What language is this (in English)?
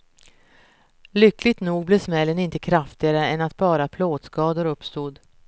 Swedish